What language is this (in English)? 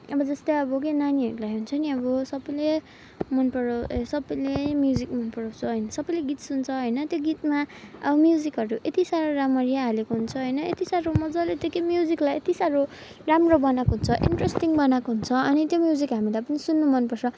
Nepali